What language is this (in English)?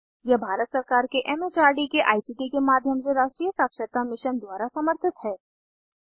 Hindi